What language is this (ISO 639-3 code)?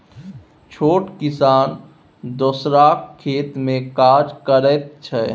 mai